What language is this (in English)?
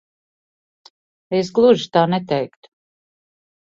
Latvian